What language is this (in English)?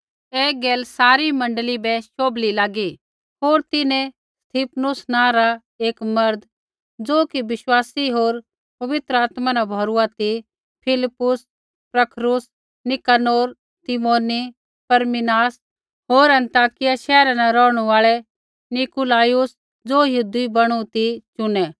Kullu Pahari